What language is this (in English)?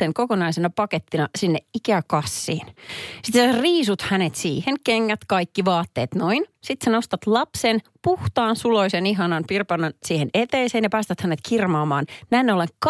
Finnish